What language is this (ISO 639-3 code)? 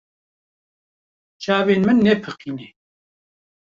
kur